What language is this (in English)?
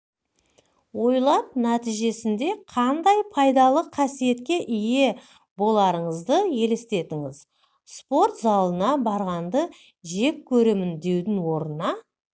Kazakh